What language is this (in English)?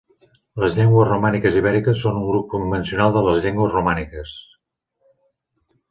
Catalan